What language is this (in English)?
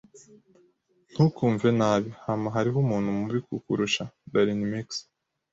Kinyarwanda